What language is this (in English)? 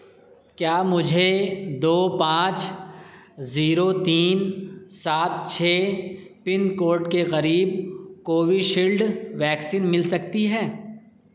Urdu